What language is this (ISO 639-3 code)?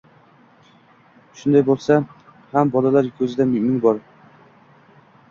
uzb